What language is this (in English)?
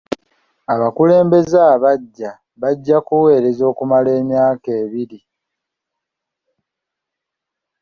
Ganda